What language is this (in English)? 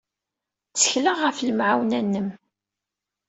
Kabyle